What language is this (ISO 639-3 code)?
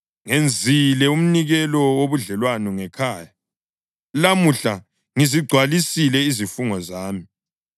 nde